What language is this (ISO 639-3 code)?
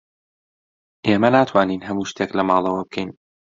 ckb